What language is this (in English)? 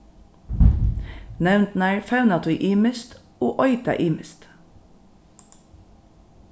Faroese